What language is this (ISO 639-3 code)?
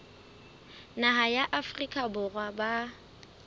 sot